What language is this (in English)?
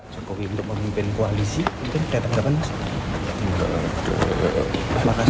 Indonesian